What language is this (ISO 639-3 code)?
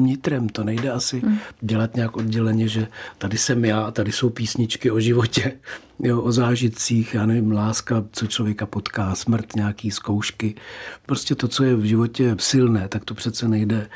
ces